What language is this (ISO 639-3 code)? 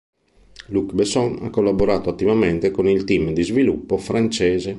ita